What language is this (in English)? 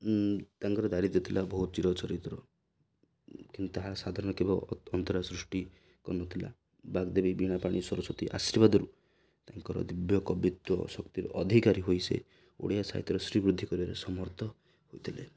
Odia